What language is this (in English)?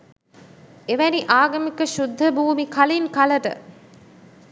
Sinhala